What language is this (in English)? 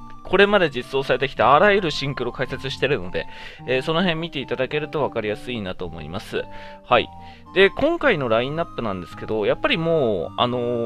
Japanese